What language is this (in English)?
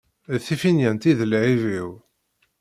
Kabyle